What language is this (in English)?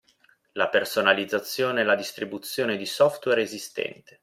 Italian